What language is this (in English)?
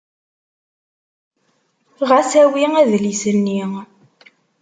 Kabyle